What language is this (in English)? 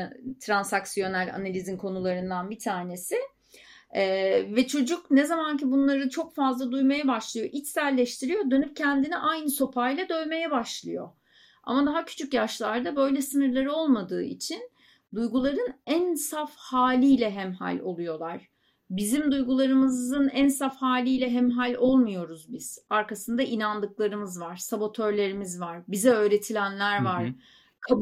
Turkish